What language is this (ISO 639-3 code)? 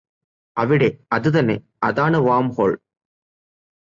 mal